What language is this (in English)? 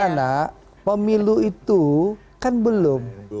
Indonesian